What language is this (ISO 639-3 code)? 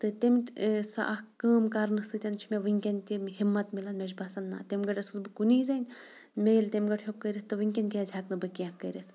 kas